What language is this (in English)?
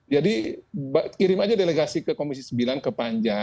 Indonesian